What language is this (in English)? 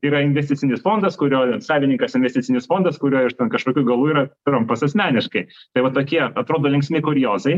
Lithuanian